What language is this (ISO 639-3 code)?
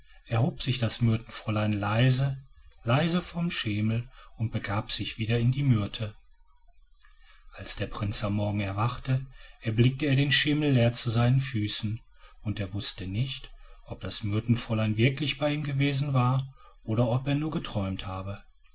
deu